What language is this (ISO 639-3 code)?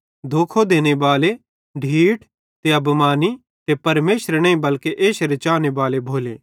bhd